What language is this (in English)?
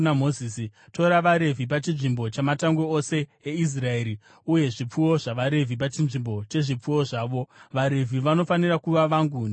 Shona